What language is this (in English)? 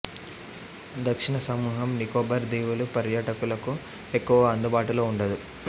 Telugu